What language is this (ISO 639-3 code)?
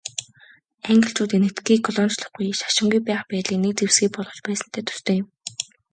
mon